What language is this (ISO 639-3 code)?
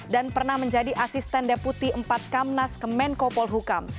ind